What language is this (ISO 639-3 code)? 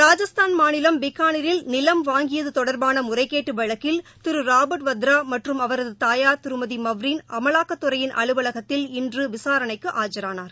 tam